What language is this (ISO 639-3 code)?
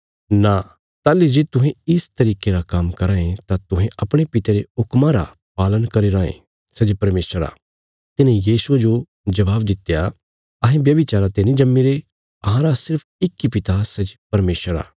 kfs